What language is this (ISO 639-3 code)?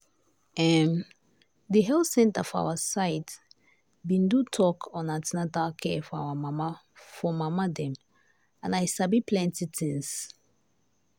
pcm